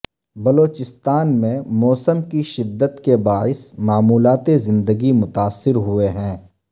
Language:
Urdu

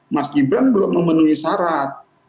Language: Indonesian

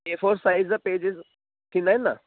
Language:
Sindhi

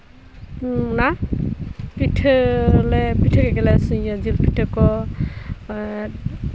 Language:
Santali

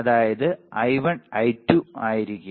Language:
Malayalam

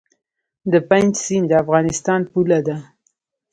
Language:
Pashto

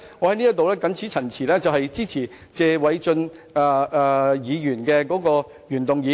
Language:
Cantonese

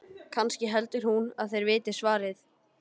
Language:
Icelandic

